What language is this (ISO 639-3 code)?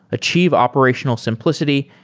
eng